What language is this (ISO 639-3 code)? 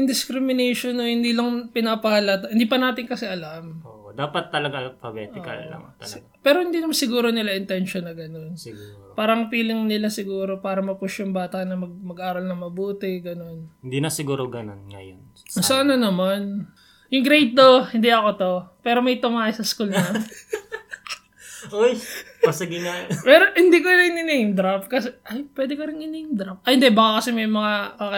fil